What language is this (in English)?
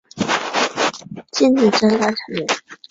Chinese